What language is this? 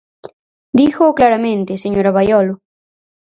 Galician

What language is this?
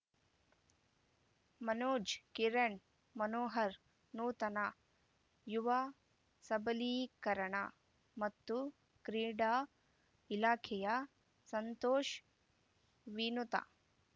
Kannada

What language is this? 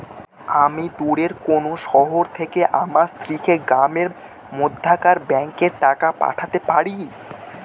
Bangla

